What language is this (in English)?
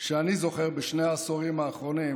Hebrew